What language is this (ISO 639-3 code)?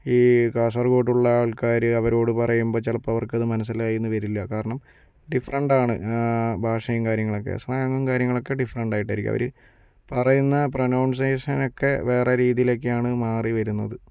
mal